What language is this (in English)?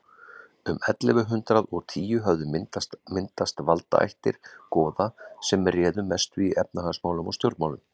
Icelandic